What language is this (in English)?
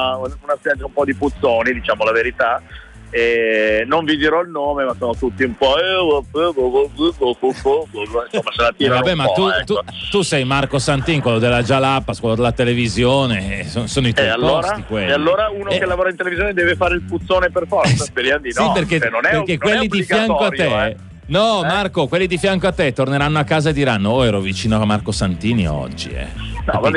Italian